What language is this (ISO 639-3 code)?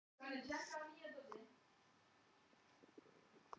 isl